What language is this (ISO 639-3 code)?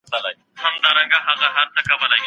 pus